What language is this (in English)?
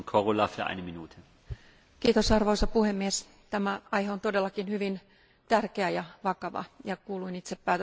Finnish